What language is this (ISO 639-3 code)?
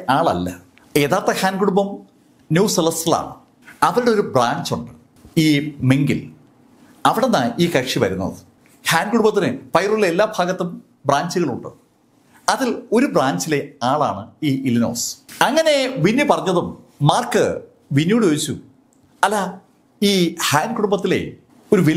mal